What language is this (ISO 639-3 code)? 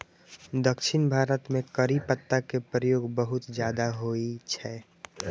mai